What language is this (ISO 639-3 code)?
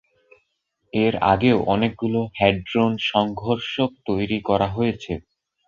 ben